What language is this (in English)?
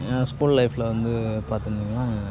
Tamil